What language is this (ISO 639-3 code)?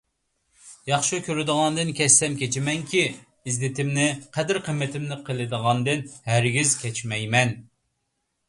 uig